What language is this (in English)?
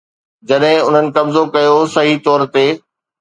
Sindhi